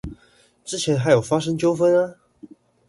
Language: Chinese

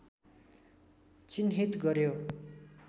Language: Nepali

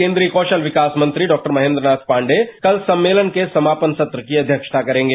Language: Hindi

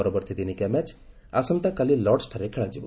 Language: Odia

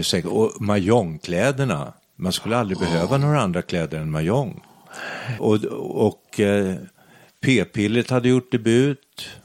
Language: Swedish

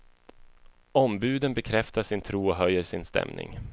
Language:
Swedish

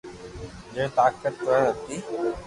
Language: Loarki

